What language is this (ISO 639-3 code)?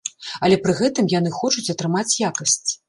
bel